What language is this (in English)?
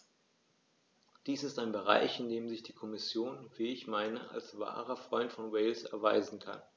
German